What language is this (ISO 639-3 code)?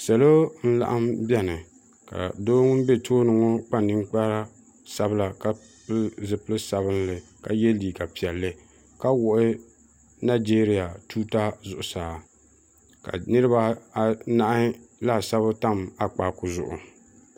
dag